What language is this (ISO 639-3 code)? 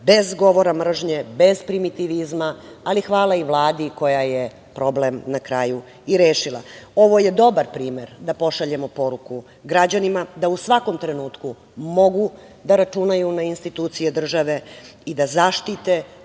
srp